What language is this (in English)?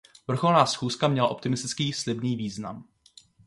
Czech